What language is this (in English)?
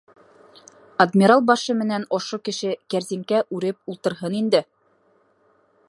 Bashkir